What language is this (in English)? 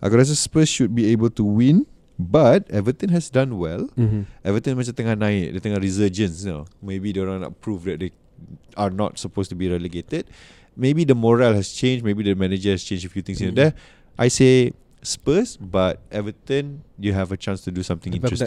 Malay